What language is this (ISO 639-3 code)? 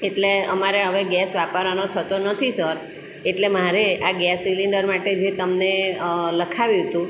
guj